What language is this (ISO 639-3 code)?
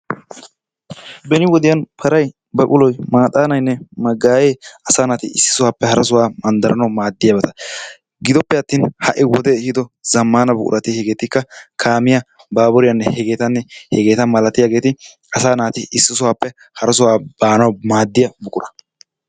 wal